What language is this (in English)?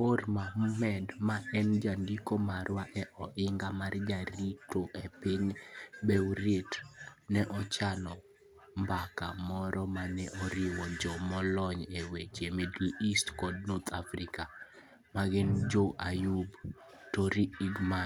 Luo (Kenya and Tanzania)